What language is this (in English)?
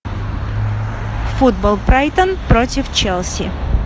Russian